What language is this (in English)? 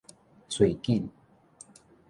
Min Nan Chinese